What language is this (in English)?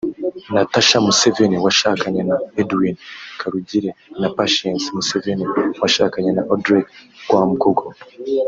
Kinyarwanda